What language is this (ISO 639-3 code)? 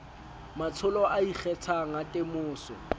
sot